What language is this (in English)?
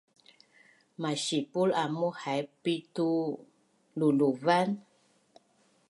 Bunun